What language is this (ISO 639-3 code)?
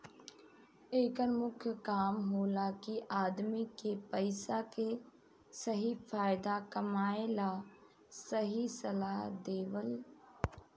bho